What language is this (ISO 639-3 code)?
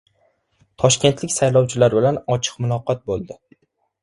uzb